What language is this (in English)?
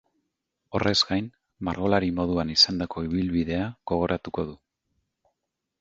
Basque